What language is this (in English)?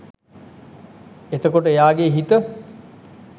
Sinhala